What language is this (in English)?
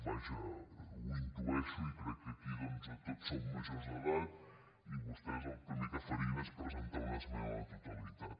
Catalan